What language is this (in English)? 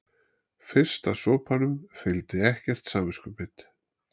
Icelandic